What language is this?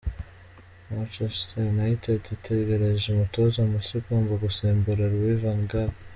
Kinyarwanda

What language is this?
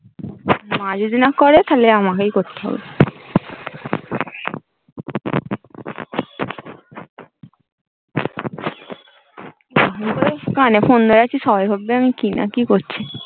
Bangla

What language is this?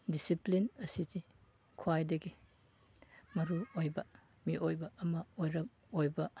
Manipuri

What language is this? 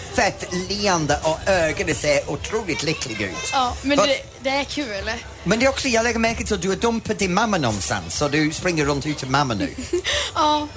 Swedish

